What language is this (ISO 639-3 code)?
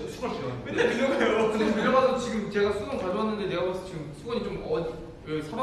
kor